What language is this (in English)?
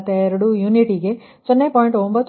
Kannada